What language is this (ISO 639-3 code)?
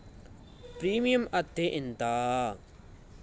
tel